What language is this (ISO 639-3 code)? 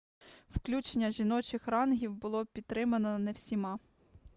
ukr